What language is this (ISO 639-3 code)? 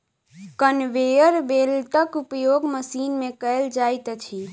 mai